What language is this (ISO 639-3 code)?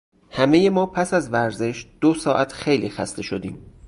fas